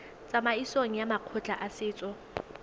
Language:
Tswana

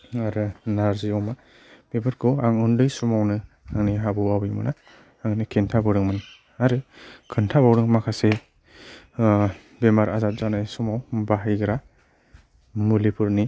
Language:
Bodo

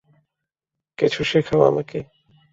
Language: Bangla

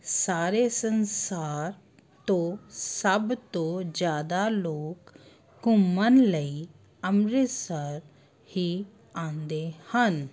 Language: Punjabi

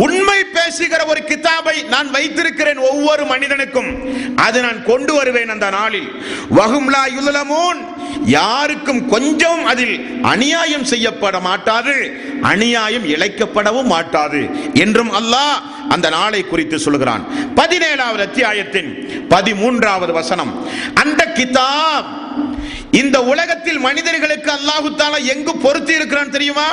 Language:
Tamil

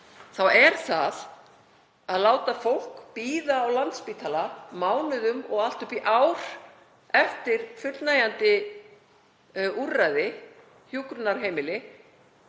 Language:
Icelandic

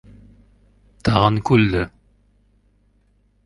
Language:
Uzbek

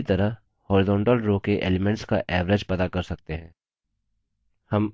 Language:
Hindi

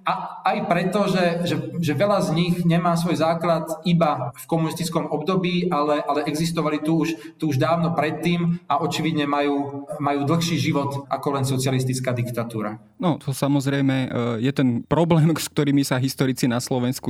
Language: Slovak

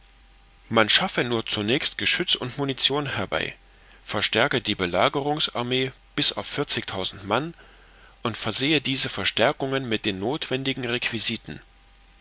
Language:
German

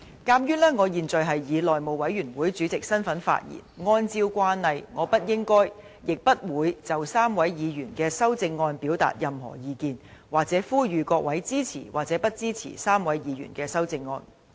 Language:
Cantonese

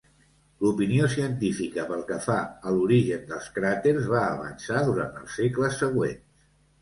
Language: Catalan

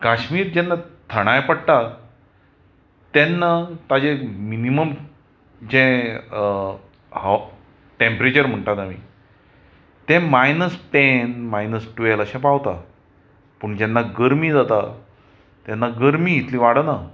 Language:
Konkani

